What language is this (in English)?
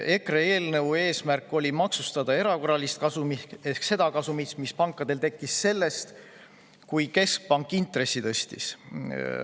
Estonian